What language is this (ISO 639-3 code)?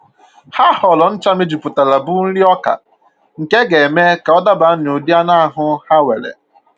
ibo